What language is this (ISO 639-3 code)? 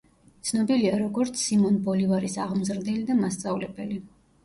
kat